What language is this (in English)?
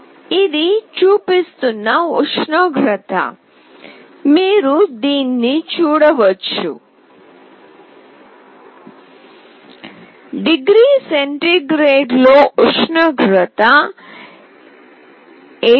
Telugu